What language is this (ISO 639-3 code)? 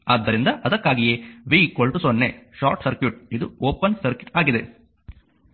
kan